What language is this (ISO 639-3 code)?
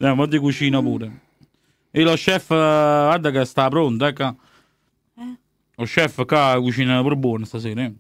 ita